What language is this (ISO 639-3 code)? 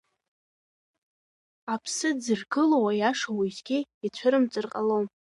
abk